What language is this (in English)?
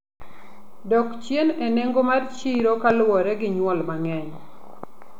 Luo (Kenya and Tanzania)